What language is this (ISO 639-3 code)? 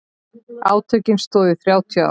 isl